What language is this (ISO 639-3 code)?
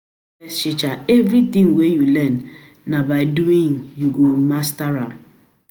pcm